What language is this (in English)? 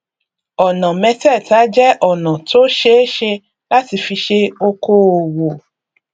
Yoruba